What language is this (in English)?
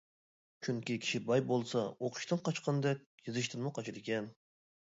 Uyghur